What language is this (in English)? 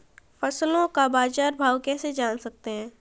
Hindi